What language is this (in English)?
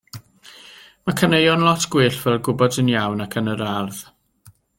Welsh